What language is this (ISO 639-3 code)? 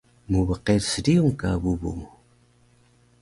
trv